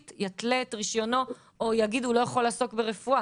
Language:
Hebrew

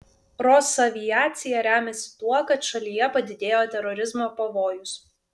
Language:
Lithuanian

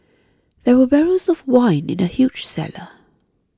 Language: English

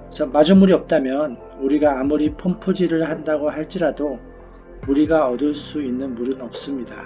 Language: Korean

